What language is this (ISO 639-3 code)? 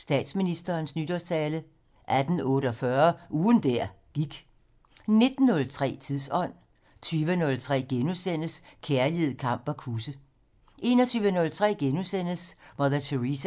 dan